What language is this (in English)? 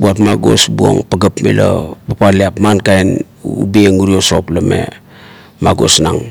Kuot